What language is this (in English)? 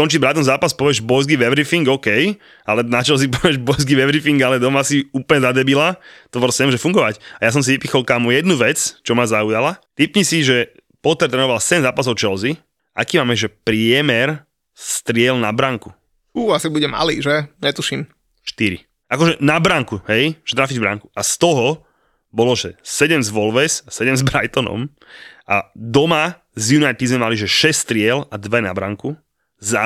Slovak